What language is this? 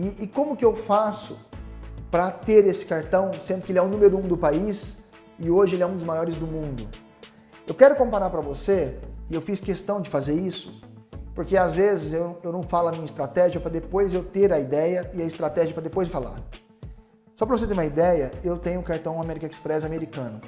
Portuguese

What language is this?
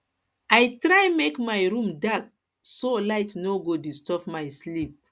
Nigerian Pidgin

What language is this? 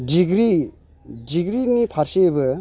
Bodo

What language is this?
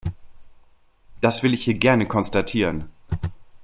German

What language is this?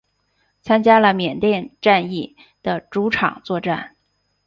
Chinese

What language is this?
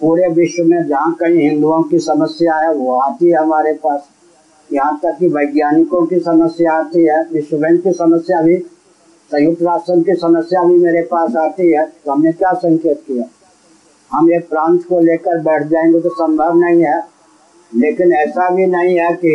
Hindi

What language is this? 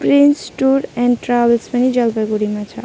Nepali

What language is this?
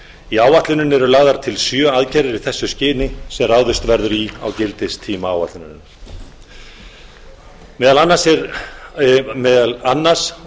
Icelandic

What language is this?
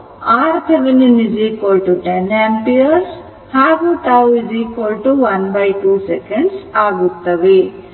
Kannada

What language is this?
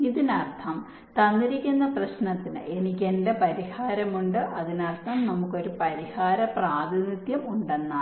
Malayalam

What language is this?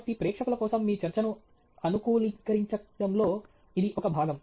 Telugu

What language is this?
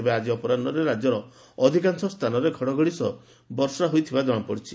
Odia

